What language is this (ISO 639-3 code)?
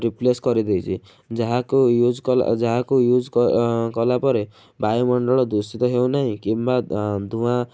ori